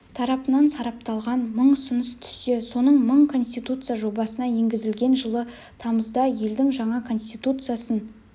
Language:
Kazakh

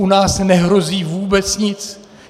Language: Czech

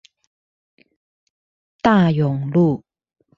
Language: Chinese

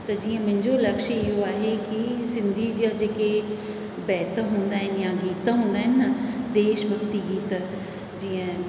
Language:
Sindhi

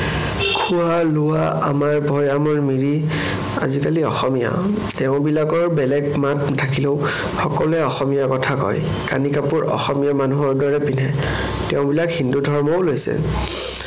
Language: Assamese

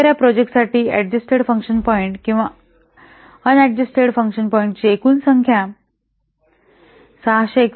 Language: Marathi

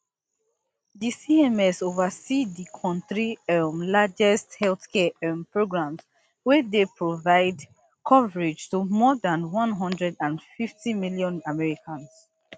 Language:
Nigerian Pidgin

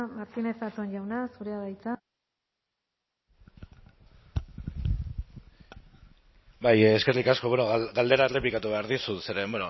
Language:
Basque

